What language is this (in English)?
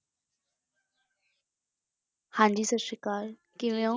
Punjabi